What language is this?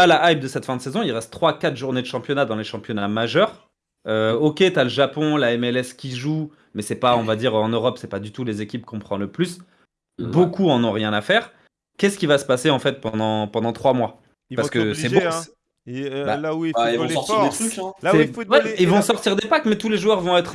French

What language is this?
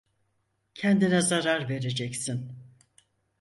Turkish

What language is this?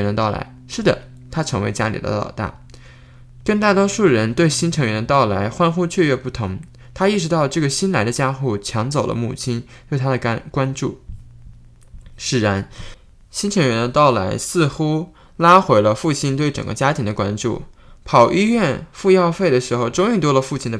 Chinese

